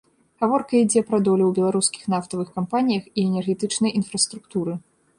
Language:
Belarusian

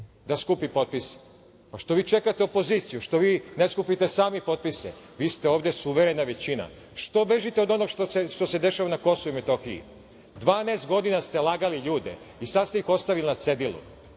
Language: Serbian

